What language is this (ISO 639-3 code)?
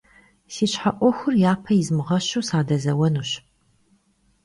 kbd